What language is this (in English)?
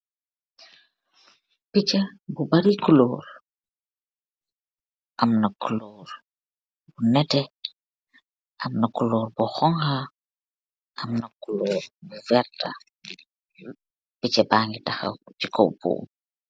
Wolof